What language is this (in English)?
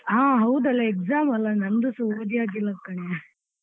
Kannada